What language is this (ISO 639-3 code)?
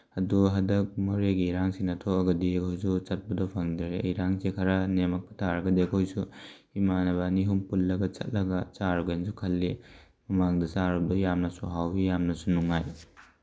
mni